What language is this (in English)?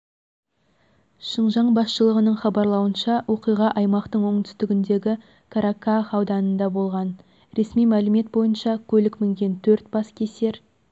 Kazakh